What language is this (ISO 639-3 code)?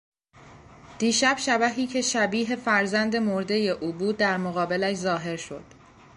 fas